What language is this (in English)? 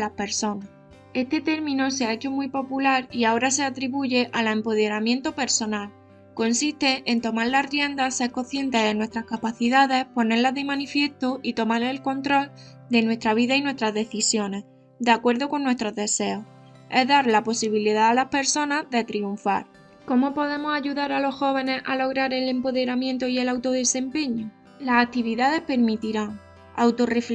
Spanish